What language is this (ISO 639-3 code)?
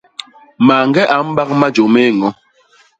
bas